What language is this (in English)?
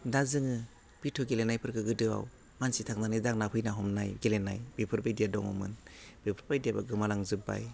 Bodo